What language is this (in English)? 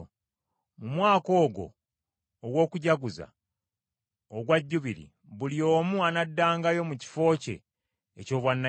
Ganda